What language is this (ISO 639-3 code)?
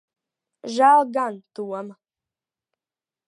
lav